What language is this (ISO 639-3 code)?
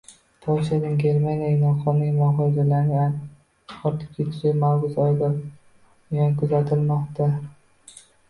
uzb